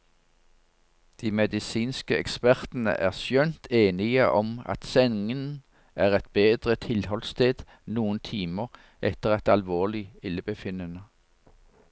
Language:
Norwegian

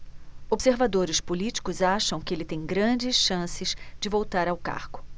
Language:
Portuguese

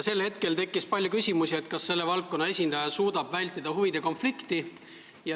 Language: Estonian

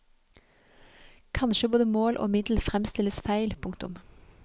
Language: Norwegian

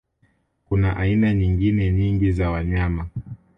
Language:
Swahili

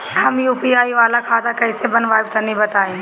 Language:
Bhojpuri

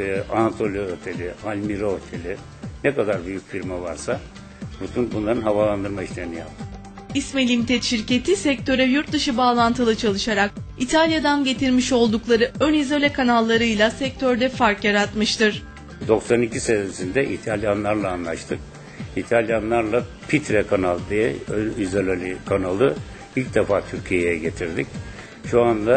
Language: Turkish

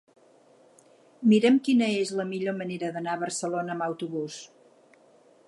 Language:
Catalan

